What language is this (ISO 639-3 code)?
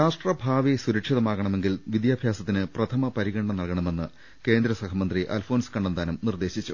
mal